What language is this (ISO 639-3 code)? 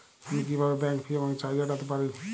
ben